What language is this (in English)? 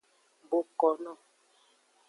Aja (Benin)